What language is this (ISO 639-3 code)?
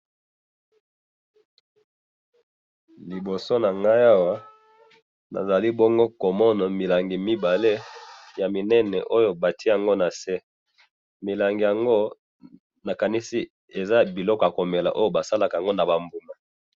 lin